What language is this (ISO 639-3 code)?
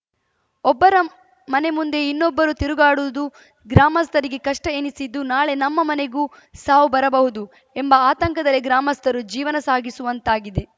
kan